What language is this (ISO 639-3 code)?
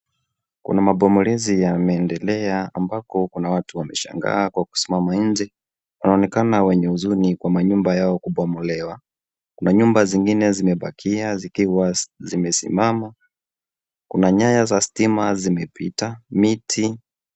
swa